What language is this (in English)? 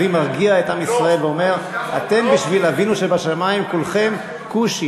Hebrew